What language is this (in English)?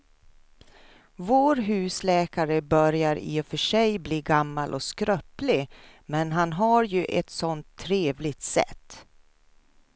Swedish